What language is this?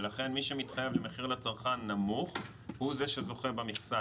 Hebrew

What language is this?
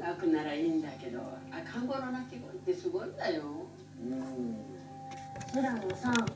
Japanese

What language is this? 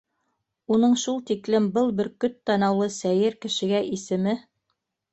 Bashkir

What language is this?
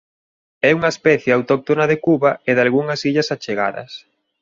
Galician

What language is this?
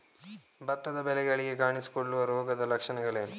Kannada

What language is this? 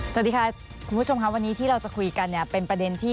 Thai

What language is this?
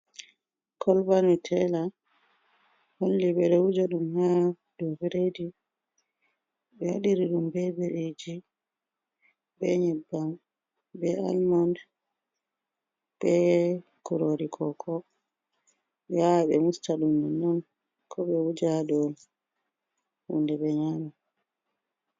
Fula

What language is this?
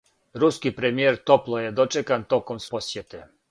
Serbian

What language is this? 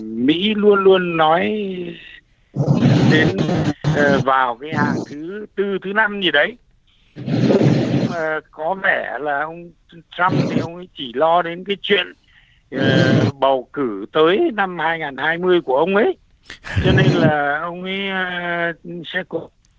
Vietnamese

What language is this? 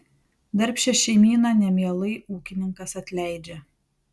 Lithuanian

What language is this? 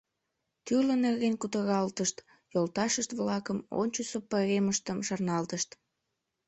Mari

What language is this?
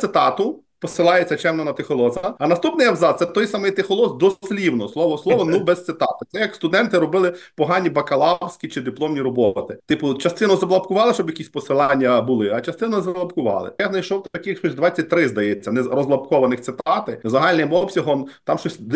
Ukrainian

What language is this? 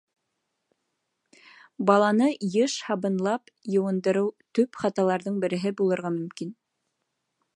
Bashkir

